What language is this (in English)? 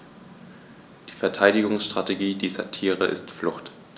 German